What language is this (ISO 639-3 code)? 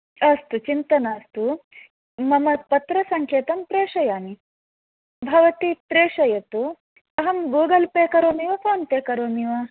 san